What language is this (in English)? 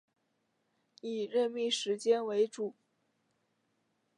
Chinese